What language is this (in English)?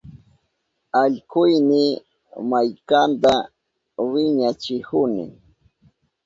Southern Pastaza Quechua